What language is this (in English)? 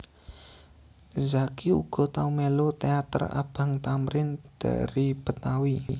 Javanese